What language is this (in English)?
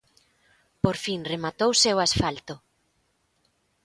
Galician